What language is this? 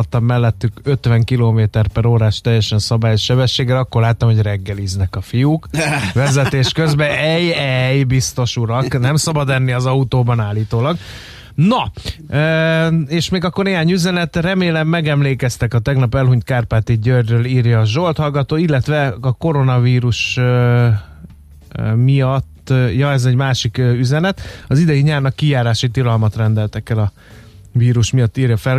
Hungarian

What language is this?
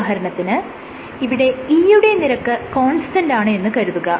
Malayalam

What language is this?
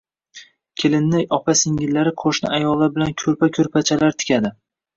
Uzbek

